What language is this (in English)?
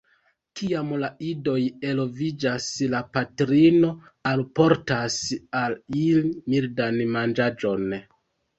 Esperanto